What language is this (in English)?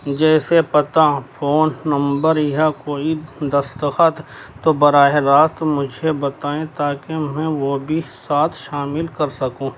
Urdu